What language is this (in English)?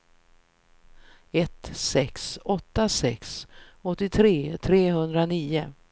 Swedish